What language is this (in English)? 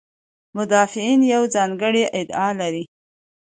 Pashto